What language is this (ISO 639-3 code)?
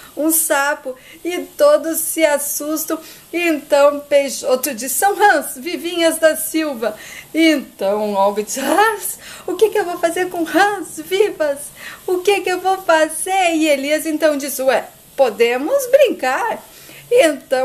por